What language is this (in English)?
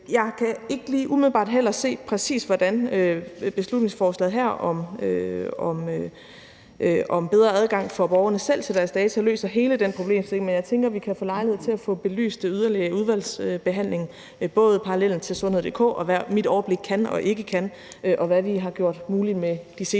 Danish